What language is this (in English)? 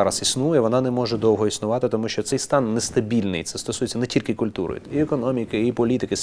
Russian